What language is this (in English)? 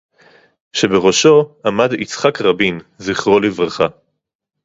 Hebrew